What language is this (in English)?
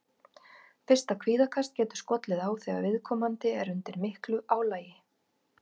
Icelandic